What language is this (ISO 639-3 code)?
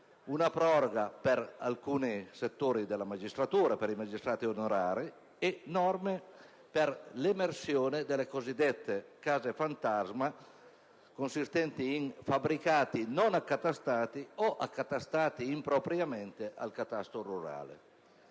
ita